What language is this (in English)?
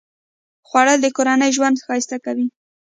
Pashto